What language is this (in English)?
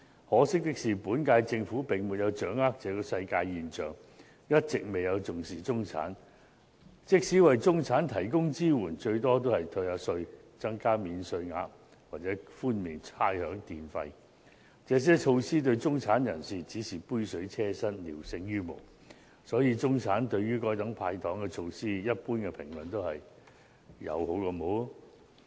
Cantonese